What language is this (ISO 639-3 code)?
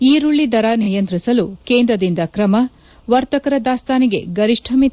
kan